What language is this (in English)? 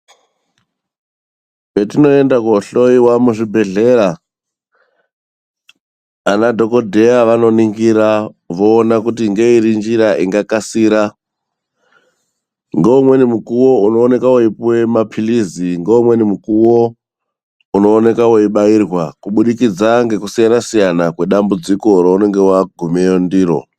Ndau